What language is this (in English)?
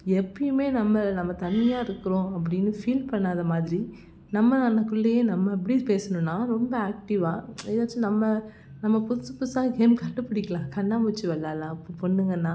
Tamil